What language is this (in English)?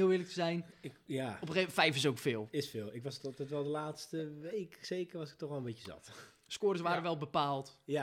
Dutch